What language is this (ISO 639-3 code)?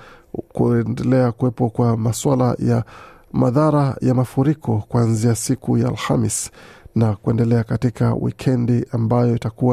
swa